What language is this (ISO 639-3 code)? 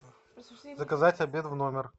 rus